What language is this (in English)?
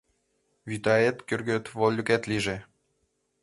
Mari